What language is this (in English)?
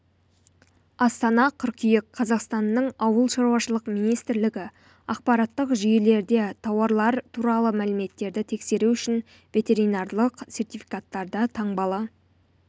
Kazakh